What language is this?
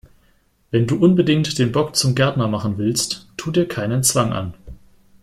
German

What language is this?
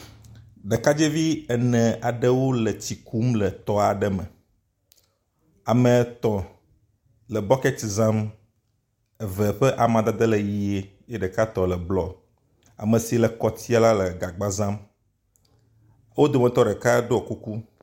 Ewe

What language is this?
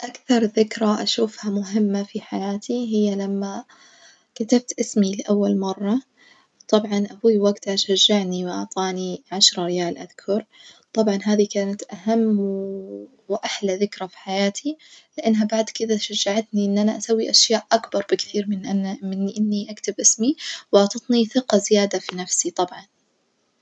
Najdi Arabic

